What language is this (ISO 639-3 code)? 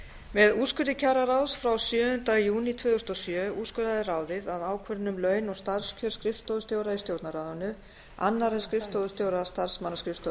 isl